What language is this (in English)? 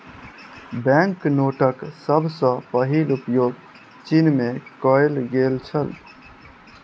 Maithili